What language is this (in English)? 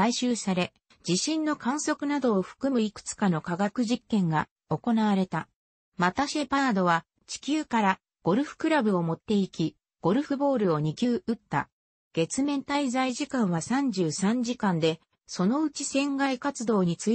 Japanese